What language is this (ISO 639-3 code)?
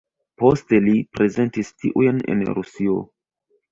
epo